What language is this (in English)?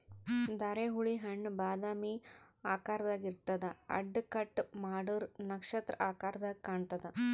Kannada